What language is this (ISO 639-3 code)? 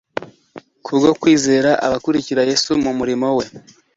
kin